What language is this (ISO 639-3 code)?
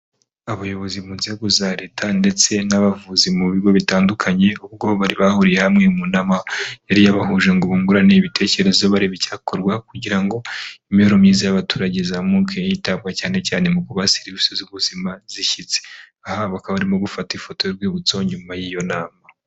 kin